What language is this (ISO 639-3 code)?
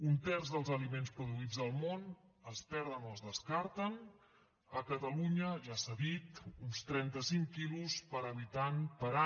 cat